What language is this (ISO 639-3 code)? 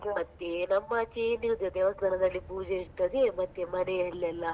kan